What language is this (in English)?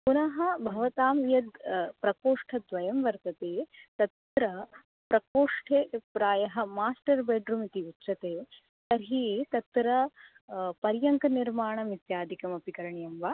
Sanskrit